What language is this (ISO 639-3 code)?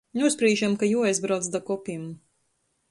ltg